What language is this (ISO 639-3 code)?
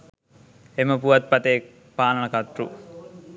sin